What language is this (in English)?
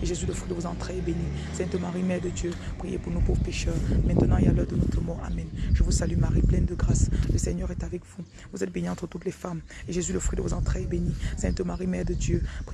French